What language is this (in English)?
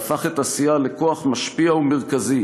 Hebrew